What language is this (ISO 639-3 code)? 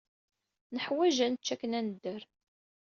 kab